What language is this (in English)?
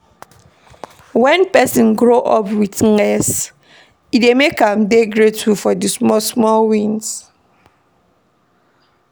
Nigerian Pidgin